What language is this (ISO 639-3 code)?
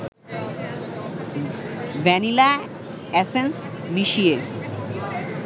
ben